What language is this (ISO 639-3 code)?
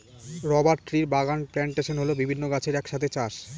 ben